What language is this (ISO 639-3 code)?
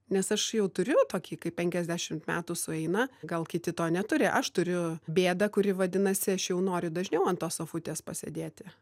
lit